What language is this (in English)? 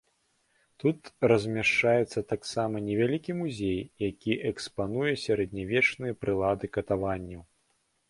Belarusian